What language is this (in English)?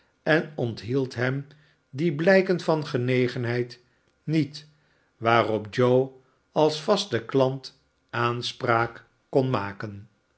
Dutch